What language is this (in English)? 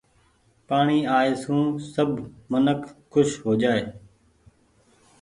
Goaria